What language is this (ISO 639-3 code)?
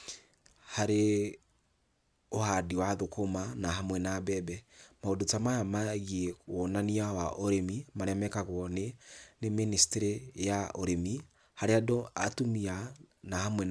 kik